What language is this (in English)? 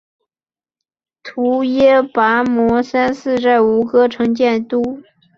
Chinese